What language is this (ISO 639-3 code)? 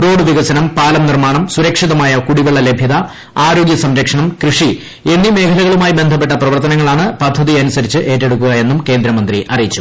mal